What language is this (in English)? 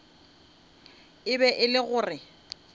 Northern Sotho